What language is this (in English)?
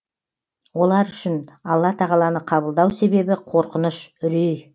Kazakh